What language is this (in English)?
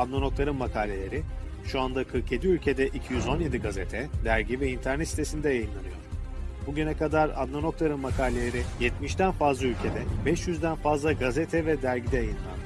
Turkish